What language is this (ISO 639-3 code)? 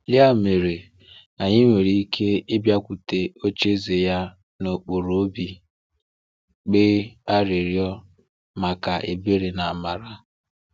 ibo